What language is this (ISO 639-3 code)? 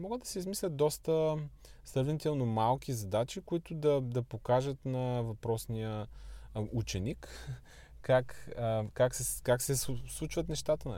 bul